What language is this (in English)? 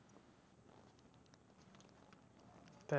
Bangla